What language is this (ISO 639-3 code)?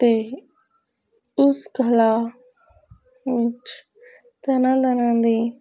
pan